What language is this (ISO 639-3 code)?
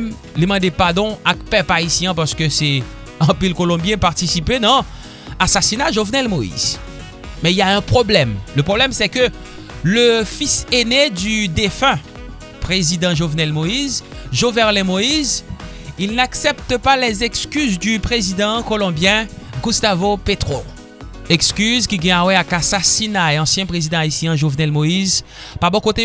fra